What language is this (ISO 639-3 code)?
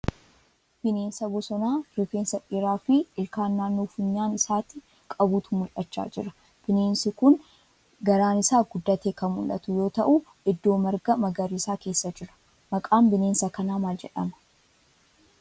orm